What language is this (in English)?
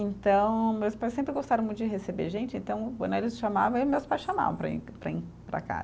Portuguese